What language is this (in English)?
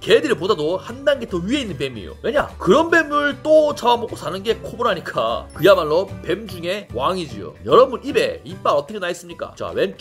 Korean